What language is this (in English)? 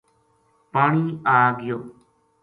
Gujari